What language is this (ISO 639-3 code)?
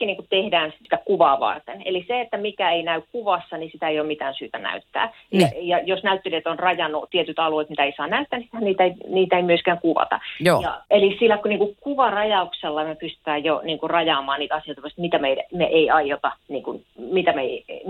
fin